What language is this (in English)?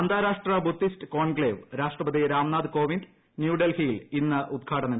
Malayalam